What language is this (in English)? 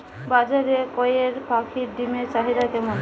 Bangla